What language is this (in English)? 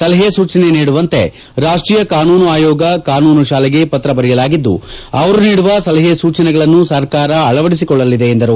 Kannada